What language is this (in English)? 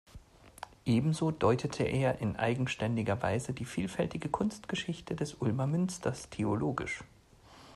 German